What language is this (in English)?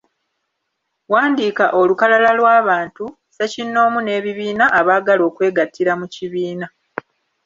Ganda